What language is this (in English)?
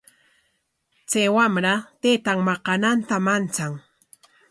Corongo Ancash Quechua